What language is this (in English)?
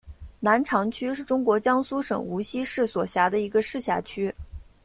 Chinese